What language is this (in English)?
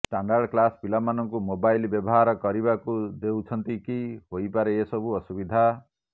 Odia